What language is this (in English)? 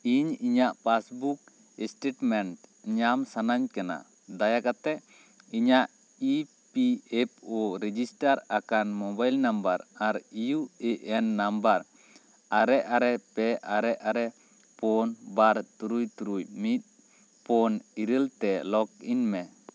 Santali